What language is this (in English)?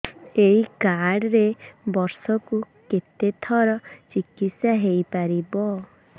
Odia